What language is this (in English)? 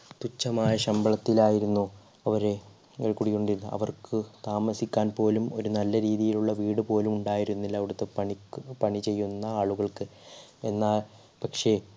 Malayalam